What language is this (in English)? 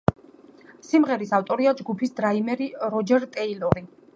Georgian